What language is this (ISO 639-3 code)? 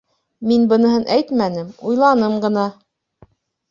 bak